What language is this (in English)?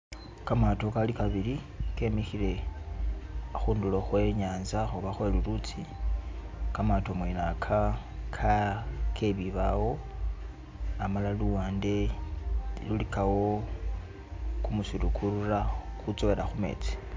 Masaaba